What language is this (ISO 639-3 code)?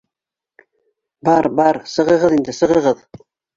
bak